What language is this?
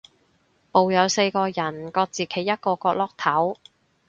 Cantonese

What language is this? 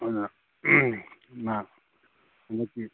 Manipuri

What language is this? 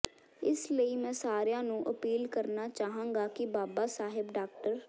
Punjabi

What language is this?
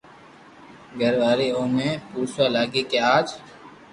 Loarki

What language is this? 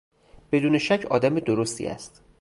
Persian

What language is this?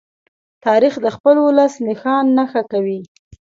Pashto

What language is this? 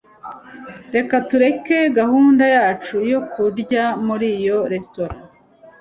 Kinyarwanda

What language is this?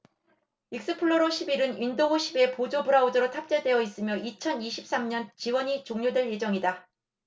Korean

